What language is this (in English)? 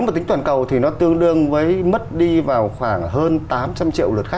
Vietnamese